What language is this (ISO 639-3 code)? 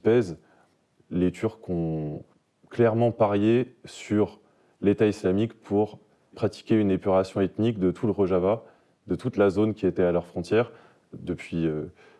fra